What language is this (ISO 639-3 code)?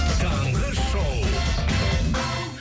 kaz